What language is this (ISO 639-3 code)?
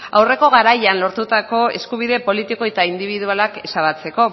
eus